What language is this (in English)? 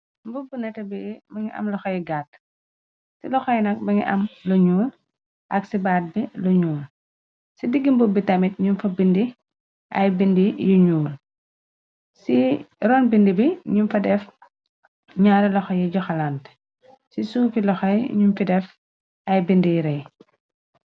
Wolof